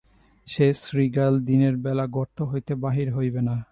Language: Bangla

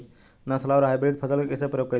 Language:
Bhojpuri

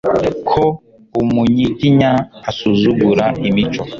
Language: Kinyarwanda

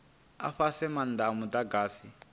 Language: Venda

